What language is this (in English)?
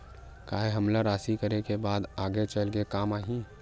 Chhattisgarhi